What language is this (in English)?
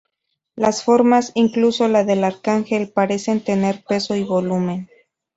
Spanish